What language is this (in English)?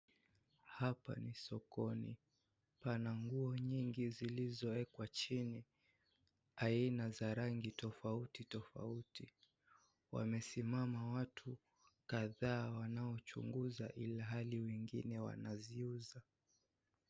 Swahili